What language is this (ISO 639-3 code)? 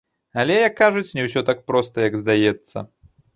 bel